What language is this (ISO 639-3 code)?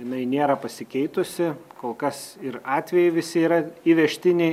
lit